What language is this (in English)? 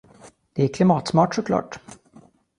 Swedish